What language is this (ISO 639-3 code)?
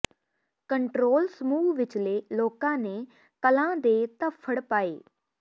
pan